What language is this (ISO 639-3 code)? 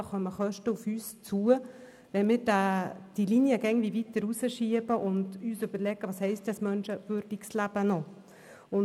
gsw